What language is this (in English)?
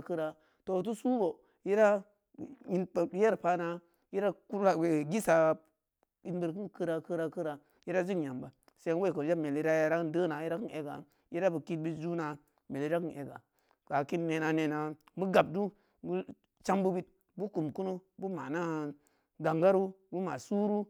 Samba Leko